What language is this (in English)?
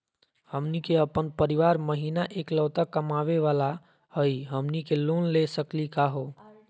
Magahi